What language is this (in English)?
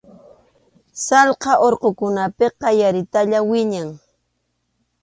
Arequipa-La Unión Quechua